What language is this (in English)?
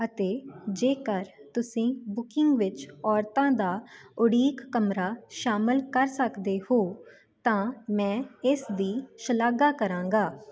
Punjabi